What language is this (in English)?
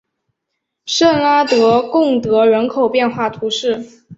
Chinese